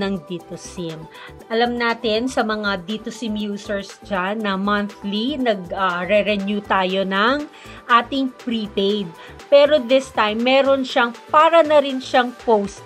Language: Filipino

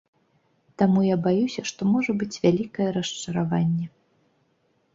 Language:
Belarusian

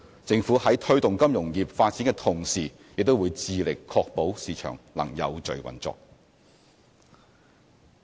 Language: Cantonese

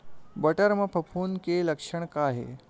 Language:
Chhattisgarhi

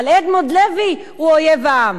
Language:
Hebrew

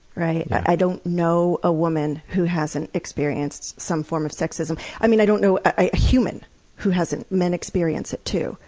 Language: English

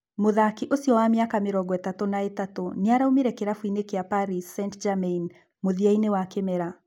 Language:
Kikuyu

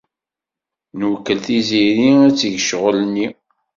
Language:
Kabyle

